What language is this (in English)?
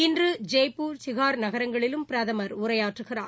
Tamil